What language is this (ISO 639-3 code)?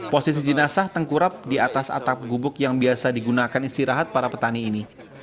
ind